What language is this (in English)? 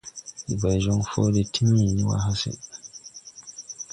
Tupuri